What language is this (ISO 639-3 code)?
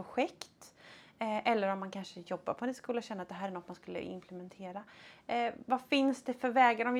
swe